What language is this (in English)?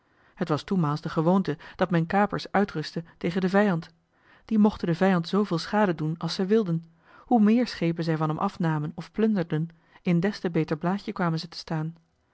Dutch